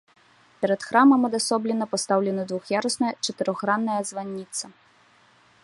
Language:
Belarusian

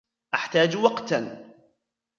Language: Arabic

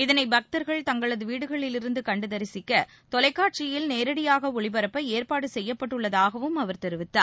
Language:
Tamil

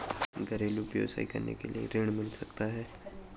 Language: Hindi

